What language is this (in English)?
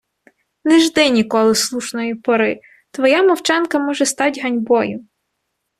Ukrainian